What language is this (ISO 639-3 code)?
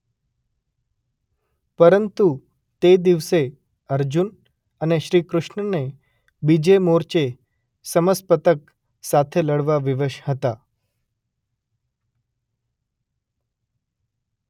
guj